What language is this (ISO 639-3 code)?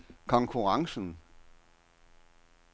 dan